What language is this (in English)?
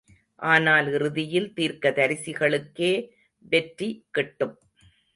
Tamil